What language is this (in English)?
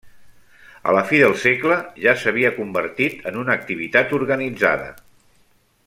Catalan